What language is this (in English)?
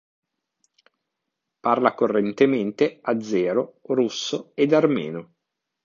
Italian